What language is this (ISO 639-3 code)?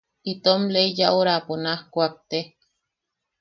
yaq